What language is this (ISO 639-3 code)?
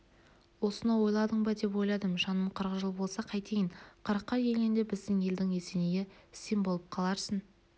kaz